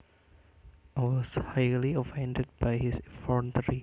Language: Javanese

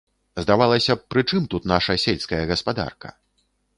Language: Belarusian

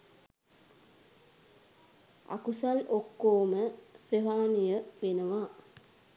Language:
Sinhala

